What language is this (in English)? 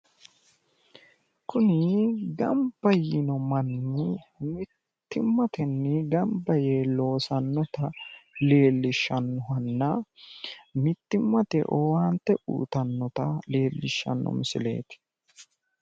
Sidamo